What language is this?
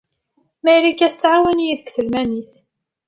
Kabyle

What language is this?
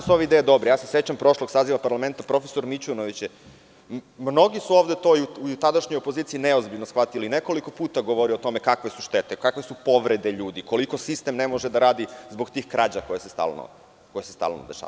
Serbian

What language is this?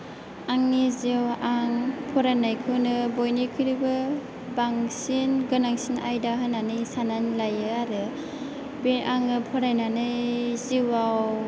Bodo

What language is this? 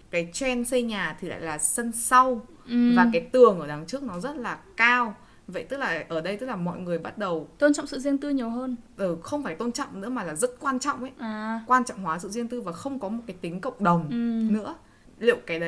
Vietnamese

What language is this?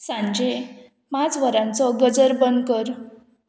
Konkani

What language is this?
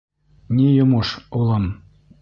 Bashkir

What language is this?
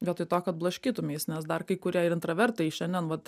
Lithuanian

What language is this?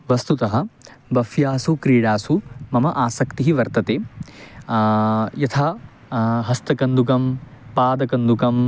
Sanskrit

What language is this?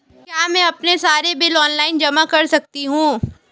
Hindi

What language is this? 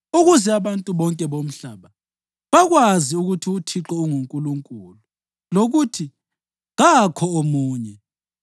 North Ndebele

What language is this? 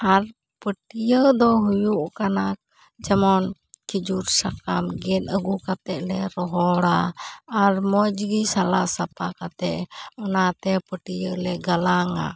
Santali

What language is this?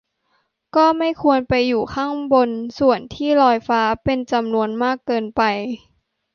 Thai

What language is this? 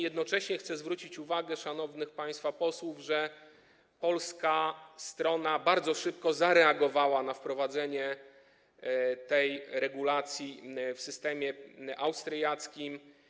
Polish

